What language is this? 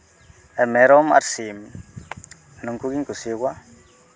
Santali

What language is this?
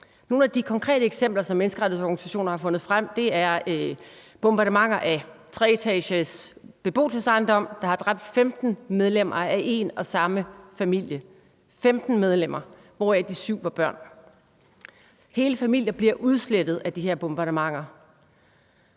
Danish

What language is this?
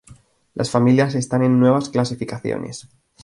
Spanish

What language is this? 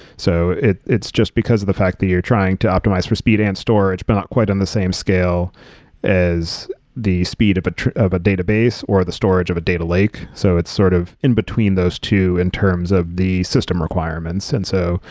English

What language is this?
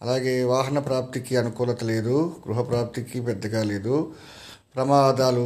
Telugu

